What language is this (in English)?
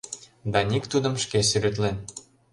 Mari